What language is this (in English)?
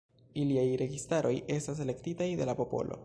Esperanto